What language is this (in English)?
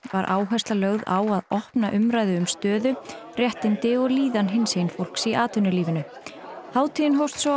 Icelandic